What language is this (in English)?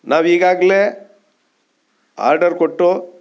Kannada